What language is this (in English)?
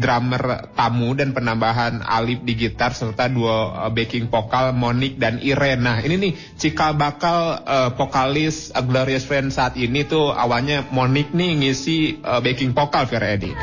Indonesian